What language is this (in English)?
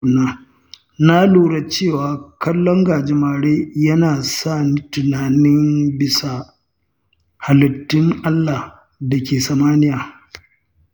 Hausa